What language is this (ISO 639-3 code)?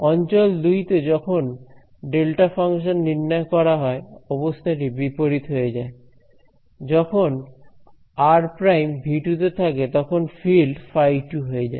ben